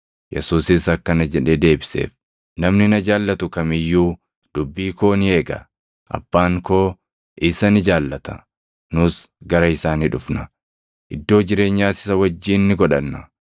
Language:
Oromo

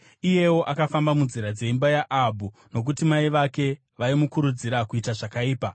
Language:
Shona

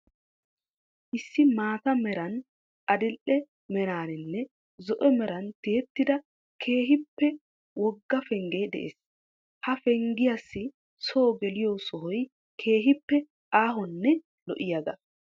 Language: Wolaytta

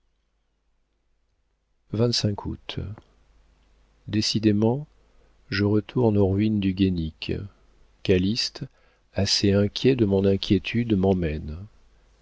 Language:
French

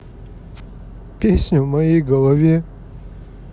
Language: Russian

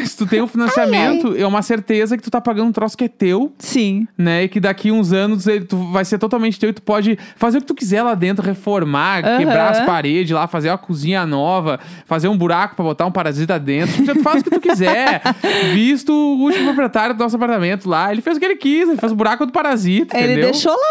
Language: Portuguese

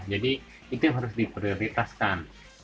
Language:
Indonesian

